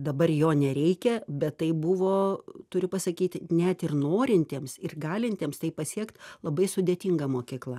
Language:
Lithuanian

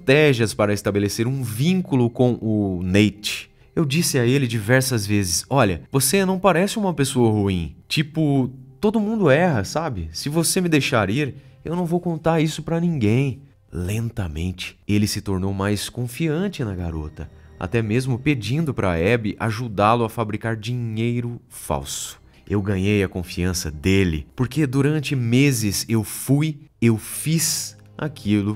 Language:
Portuguese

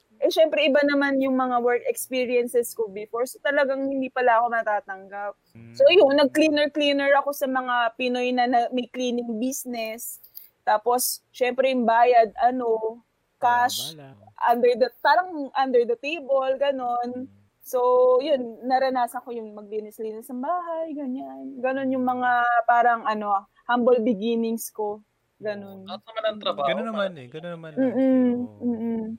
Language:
Filipino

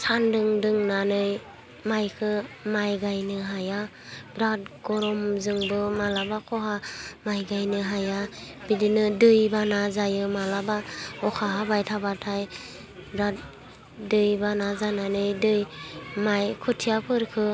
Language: Bodo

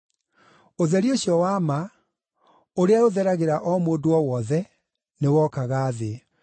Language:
Kikuyu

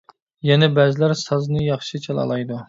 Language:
Uyghur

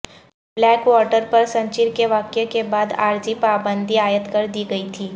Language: Urdu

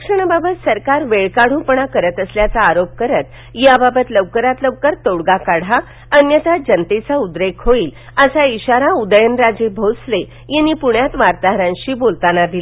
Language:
Marathi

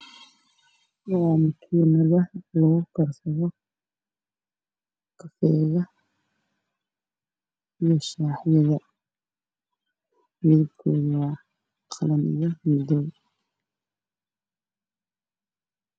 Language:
Somali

